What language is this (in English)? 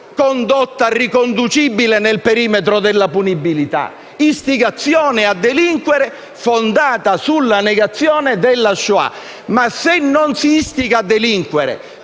Italian